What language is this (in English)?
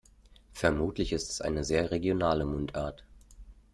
German